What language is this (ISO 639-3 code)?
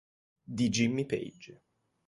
ita